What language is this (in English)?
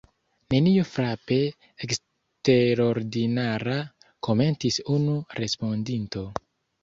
Esperanto